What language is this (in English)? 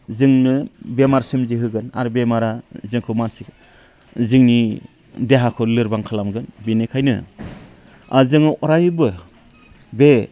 Bodo